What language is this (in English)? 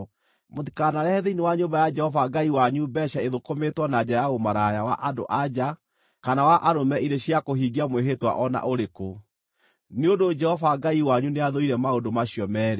Kikuyu